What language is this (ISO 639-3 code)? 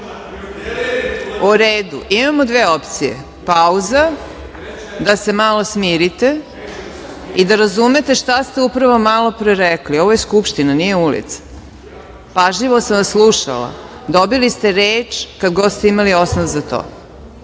srp